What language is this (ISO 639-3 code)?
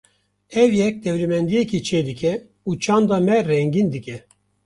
kur